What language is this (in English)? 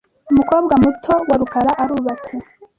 Kinyarwanda